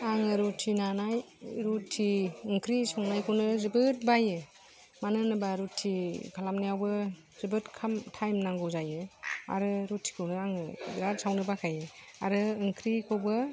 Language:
Bodo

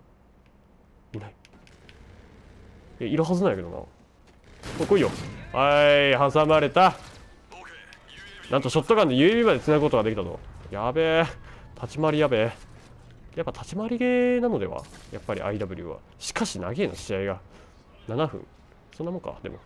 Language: Japanese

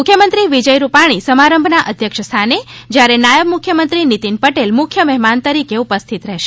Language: Gujarati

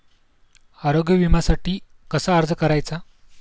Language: Marathi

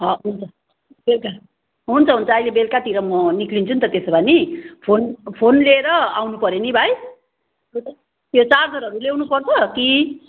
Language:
Nepali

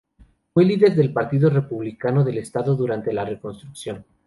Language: Spanish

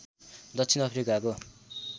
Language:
Nepali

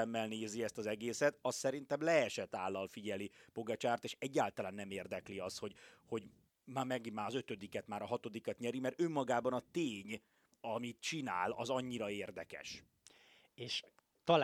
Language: Hungarian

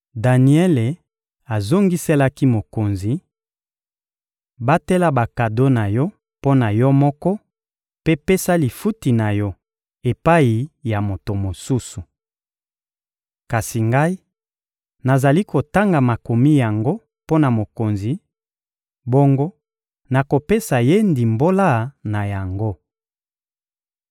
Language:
Lingala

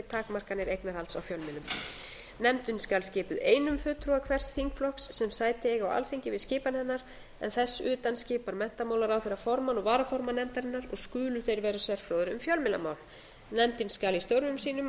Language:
Icelandic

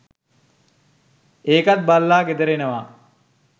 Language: Sinhala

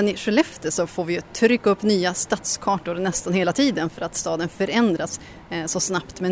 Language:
Swedish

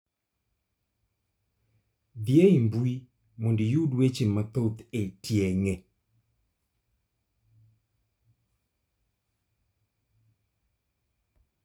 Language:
Luo (Kenya and Tanzania)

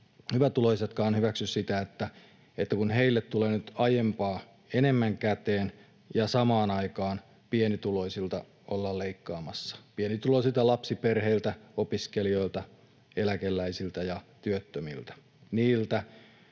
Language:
Finnish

